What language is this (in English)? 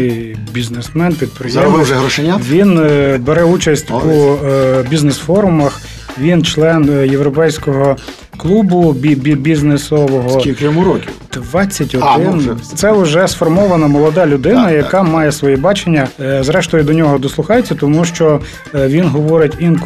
Ukrainian